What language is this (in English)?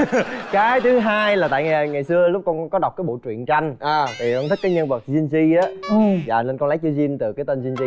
Vietnamese